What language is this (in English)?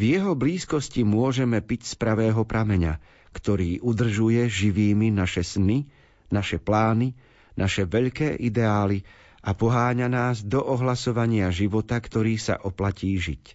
Slovak